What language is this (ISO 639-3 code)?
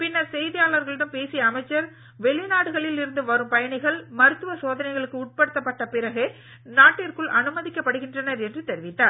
tam